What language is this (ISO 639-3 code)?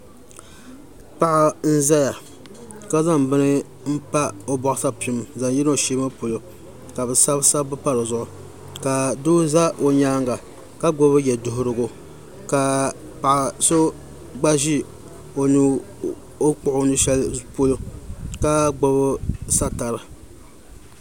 dag